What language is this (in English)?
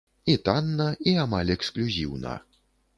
Belarusian